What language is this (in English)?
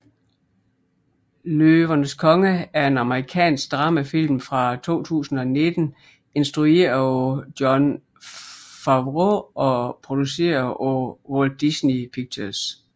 Danish